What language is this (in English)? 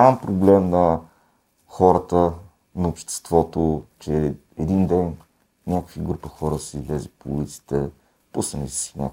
Bulgarian